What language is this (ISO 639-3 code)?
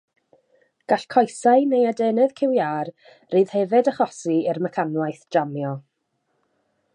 cym